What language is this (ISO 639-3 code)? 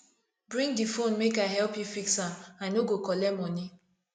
pcm